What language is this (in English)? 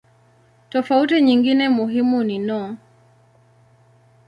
Swahili